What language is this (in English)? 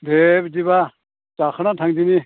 Bodo